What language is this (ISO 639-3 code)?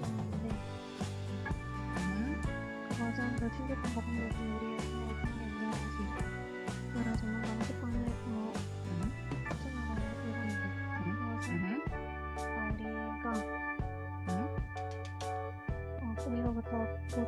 kor